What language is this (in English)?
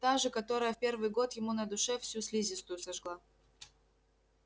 Russian